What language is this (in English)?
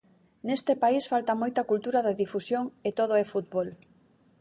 Galician